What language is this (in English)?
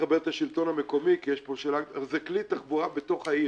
Hebrew